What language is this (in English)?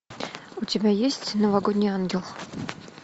Russian